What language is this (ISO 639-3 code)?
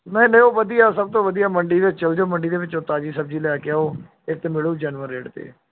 pan